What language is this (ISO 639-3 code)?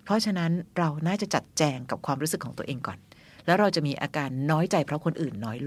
tha